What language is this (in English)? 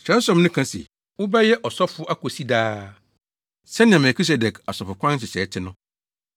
Akan